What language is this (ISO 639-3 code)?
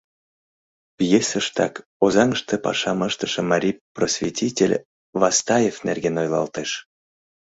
chm